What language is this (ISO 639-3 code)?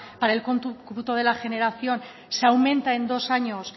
spa